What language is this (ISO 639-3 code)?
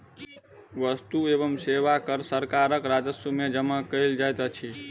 mai